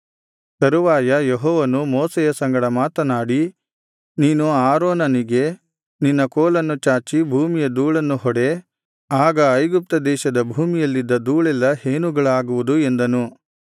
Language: Kannada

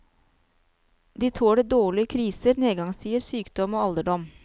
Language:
Norwegian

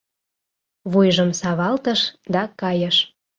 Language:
Mari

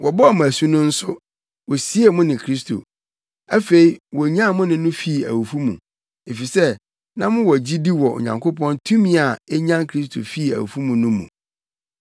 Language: Akan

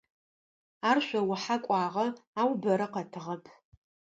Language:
Adyghe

